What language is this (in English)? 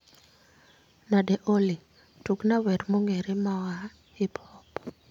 Luo (Kenya and Tanzania)